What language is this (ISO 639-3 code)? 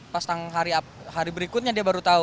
ind